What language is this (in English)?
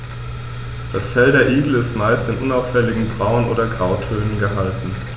German